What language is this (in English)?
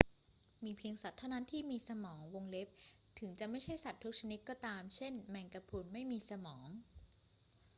Thai